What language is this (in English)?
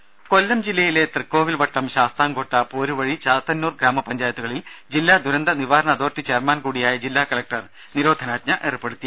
Malayalam